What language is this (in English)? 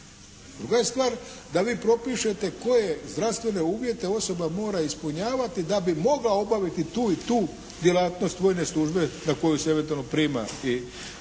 Croatian